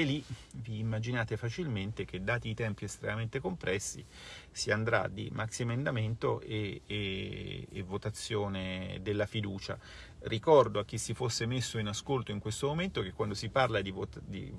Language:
Italian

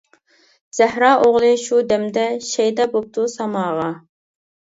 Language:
Uyghur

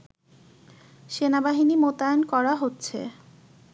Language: Bangla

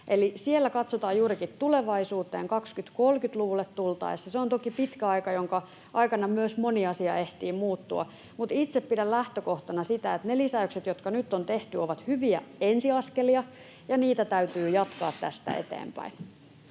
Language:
Finnish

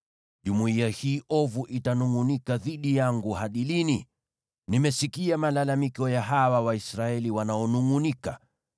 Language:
Swahili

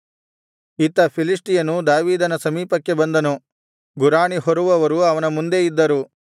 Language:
Kannada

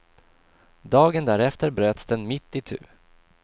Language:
Swedish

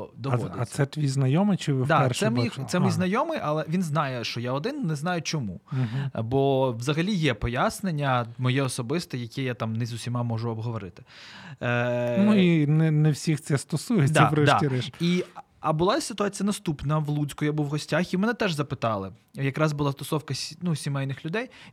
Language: Ukrainian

